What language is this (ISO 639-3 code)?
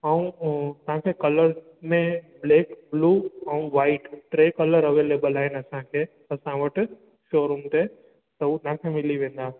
snd